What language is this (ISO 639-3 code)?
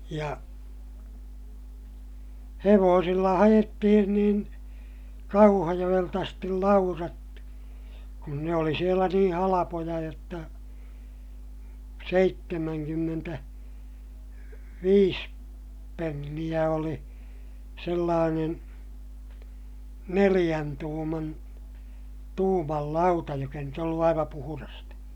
fin